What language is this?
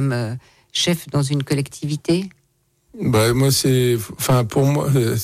French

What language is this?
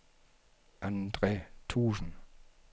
Danish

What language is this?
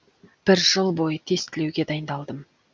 Kazakh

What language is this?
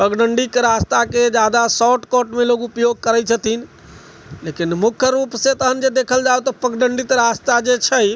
Maithili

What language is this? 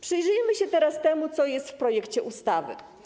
Polish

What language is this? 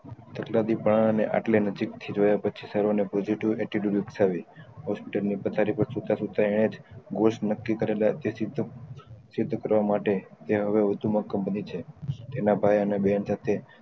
Gujarati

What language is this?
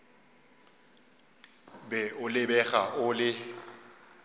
Northern Sotho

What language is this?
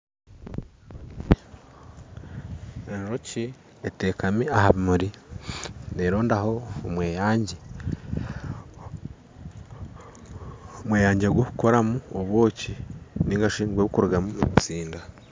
Nyankole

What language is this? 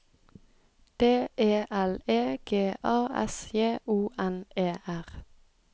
Norwegian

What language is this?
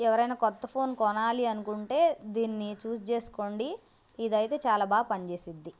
Telugu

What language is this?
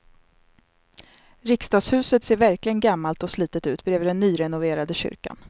Swedish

